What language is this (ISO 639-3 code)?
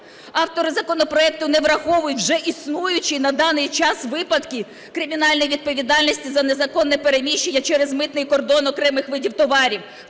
ukr